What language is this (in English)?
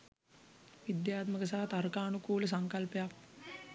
Sinhala